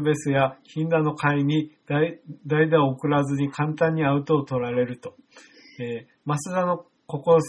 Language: Japanese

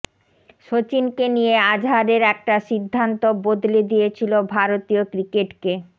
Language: Bangla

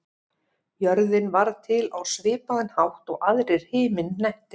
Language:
Icelandic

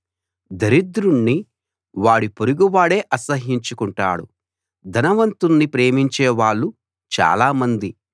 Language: Telugu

